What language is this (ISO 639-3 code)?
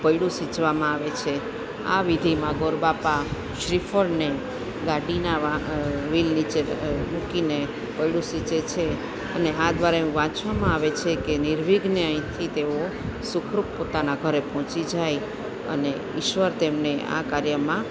guj